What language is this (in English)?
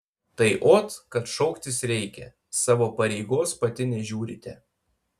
Lithuanian